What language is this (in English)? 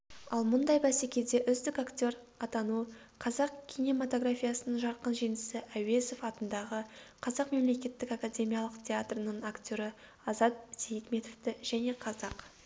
Kazakh